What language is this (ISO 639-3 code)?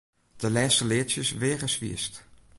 fry